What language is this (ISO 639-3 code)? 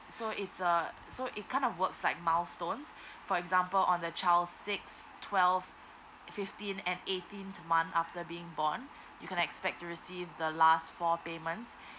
eng